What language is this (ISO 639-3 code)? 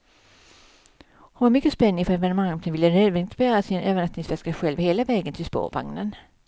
swe